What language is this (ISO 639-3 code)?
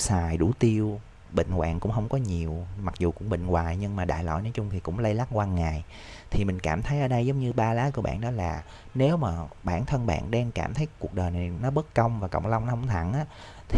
vie